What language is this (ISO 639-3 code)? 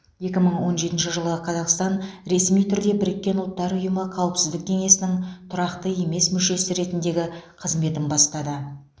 kaz